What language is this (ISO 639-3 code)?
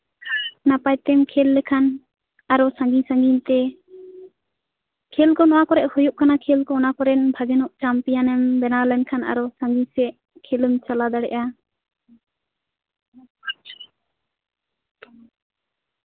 sat